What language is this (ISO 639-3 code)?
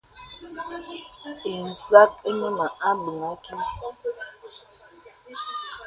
beb